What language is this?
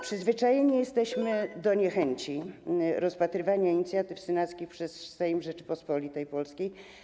Polish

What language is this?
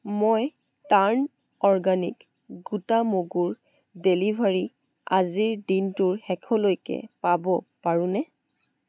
Assamese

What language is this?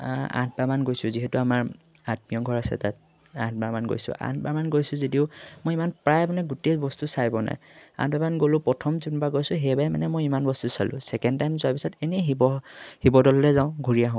Assamese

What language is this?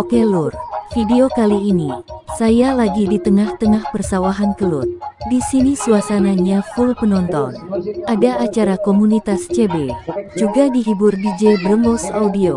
Indonesian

